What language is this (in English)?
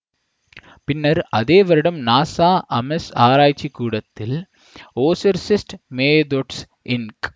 Tamil